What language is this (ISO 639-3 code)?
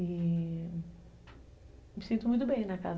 por